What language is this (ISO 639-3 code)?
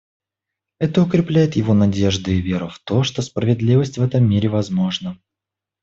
rus